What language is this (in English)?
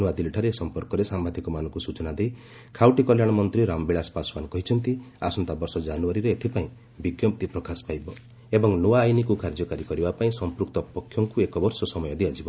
Odia